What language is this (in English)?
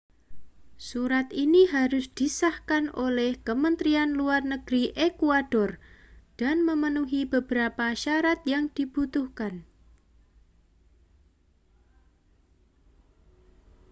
Indonesian